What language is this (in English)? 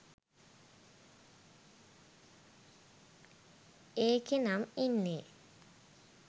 Sinhala